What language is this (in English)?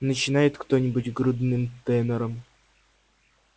Russian